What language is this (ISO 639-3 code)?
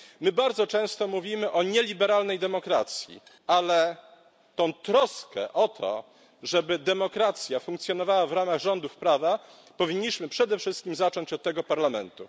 pol